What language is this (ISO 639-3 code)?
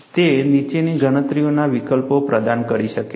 guj